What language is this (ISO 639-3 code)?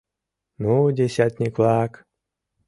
chm